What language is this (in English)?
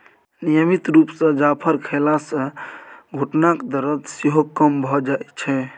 Maithili